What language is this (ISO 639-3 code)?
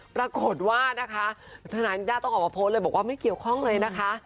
tha